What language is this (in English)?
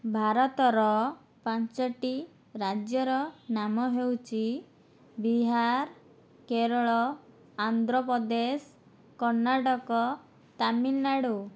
Odia